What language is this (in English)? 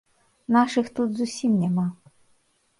Belarusian